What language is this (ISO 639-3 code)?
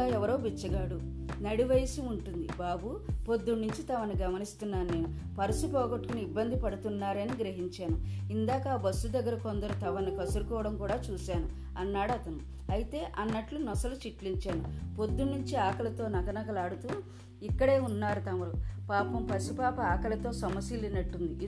tel